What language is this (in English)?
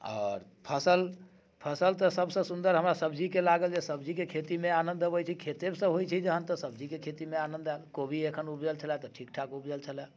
Maithili